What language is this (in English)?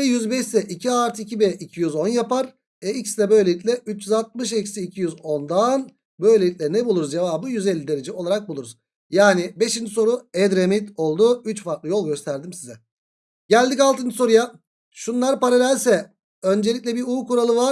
Turkish